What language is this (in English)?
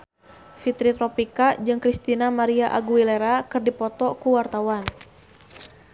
Sundanese